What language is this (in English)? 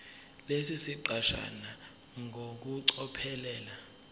Zulu